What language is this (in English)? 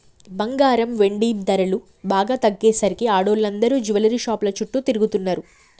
Telugu